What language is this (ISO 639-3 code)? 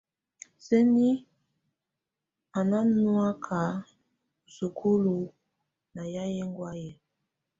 tvu